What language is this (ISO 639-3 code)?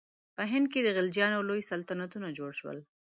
pus